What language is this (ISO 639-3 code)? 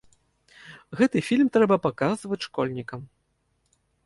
bel